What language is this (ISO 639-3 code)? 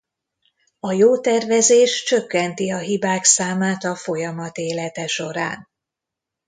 hun